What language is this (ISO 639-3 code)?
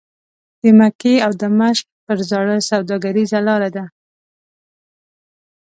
pus